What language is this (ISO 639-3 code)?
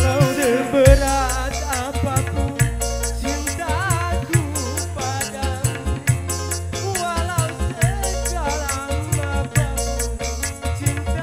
ind